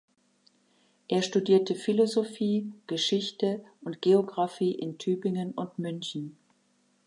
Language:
German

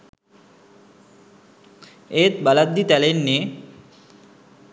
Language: Sinhala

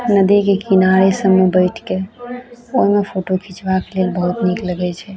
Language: Maithili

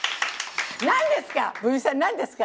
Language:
Japanese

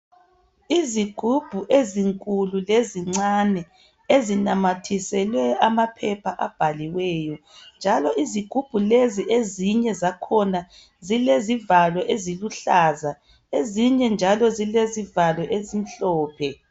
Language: North Ndebele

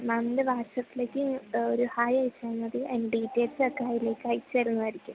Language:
Malayalam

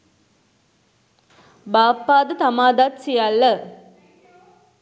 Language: Sinhala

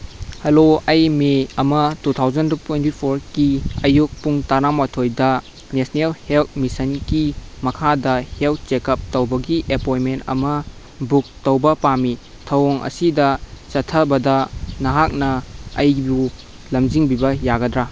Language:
Manipuri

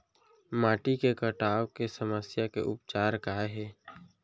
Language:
Chhattisgarhi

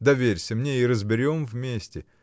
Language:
Russian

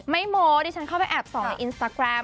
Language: Thai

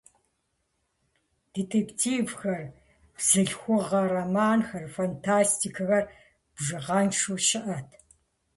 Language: Kabardian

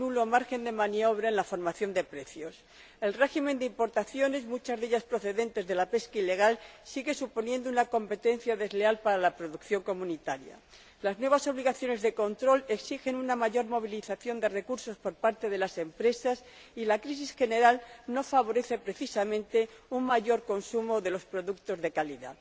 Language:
Spanish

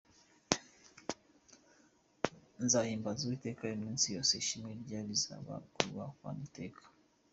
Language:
Kinyarwanda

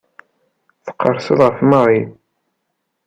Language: Kabyle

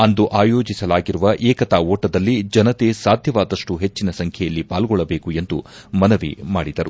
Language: Kannada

